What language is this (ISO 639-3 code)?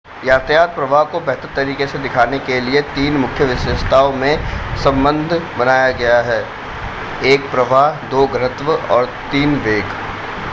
hin